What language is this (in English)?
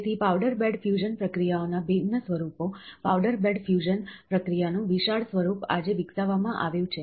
Gujarati